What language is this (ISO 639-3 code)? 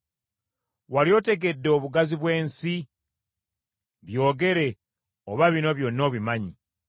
lug